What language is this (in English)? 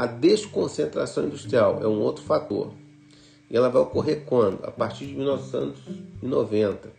Portuguese